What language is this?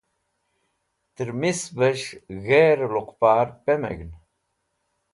Wakhi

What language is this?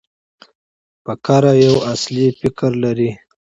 Pashto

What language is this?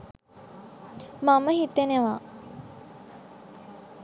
Sinhala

